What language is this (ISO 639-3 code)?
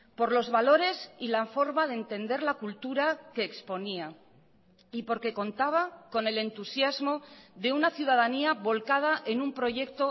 spa